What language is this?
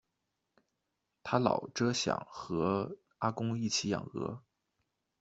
Chinese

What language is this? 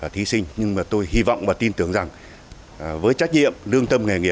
Vietnamese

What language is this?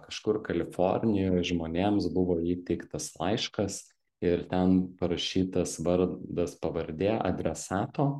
Lithuanian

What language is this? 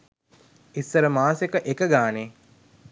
Sinhala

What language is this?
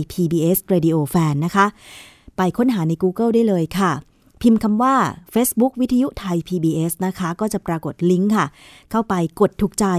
Thai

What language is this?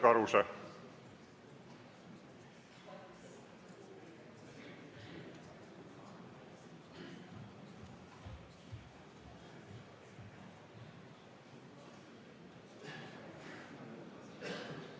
Estonian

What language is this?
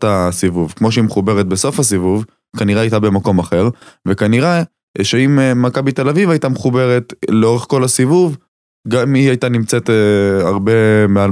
Hebrew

